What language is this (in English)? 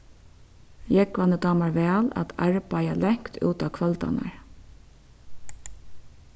Faroese